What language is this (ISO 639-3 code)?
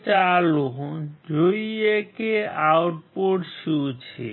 guj